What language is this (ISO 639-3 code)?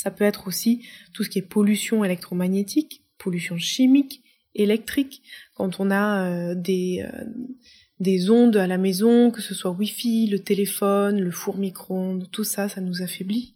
fra